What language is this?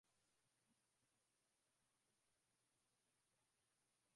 Swahili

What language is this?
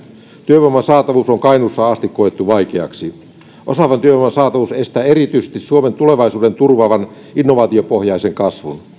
Finnish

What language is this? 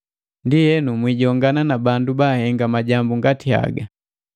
Matengo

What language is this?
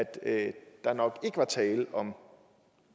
Danish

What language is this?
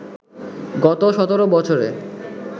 Bangla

